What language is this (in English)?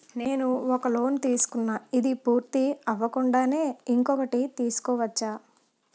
Telugu